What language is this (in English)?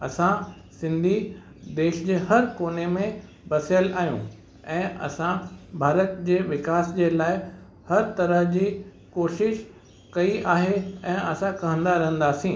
Sindhi